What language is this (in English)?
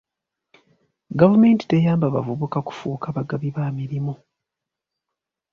Ganda